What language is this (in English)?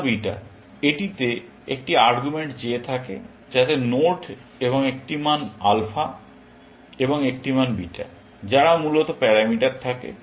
Bangla